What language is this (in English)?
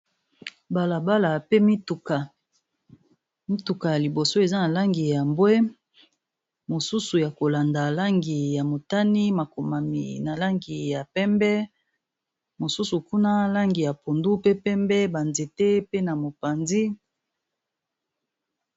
Lingala